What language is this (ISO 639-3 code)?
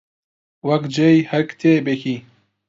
ckb